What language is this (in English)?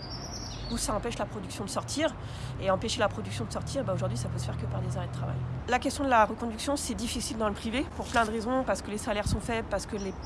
French